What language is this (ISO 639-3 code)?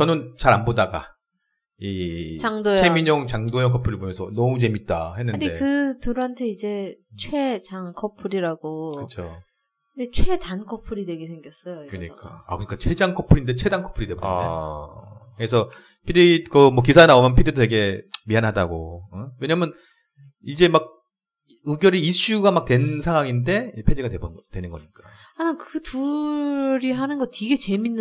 kor